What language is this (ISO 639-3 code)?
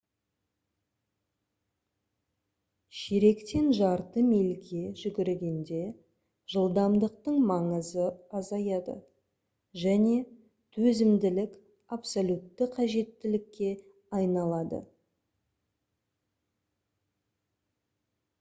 kaz